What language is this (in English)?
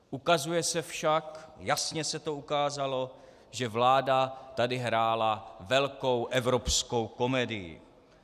Czech